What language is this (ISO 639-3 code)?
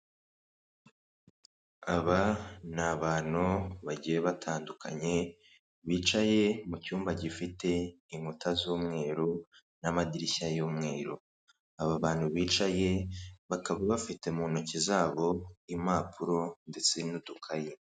kin